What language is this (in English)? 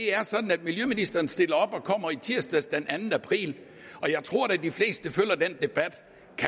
Danish